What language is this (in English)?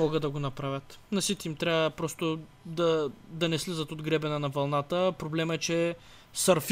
Bulgarian